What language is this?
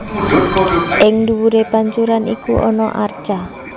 Javanese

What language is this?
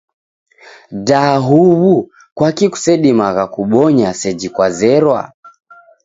Taita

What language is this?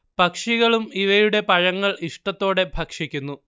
Malayalam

